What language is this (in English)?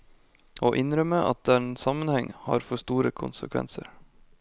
Norwegian